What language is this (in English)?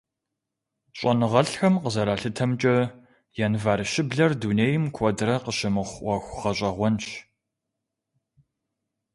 Kabardian